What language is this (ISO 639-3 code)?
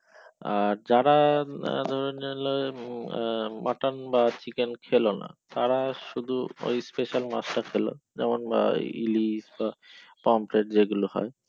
ben